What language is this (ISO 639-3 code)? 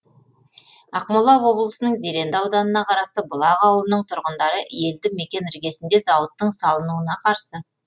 kaz